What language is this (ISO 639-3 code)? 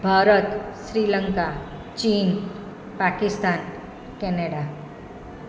guj